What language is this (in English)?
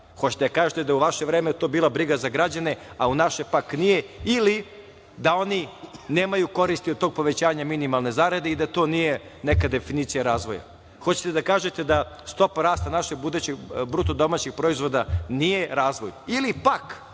Serbian